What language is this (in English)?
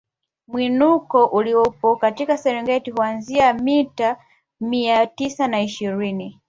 Swahili